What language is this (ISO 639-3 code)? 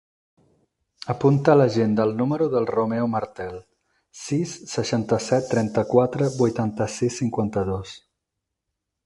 cat